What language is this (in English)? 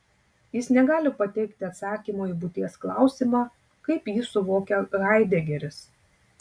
Lithuanian